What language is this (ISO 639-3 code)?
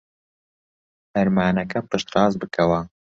ckb